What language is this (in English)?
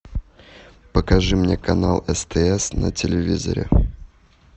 Russian